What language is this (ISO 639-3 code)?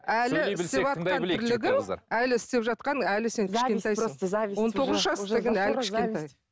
kaz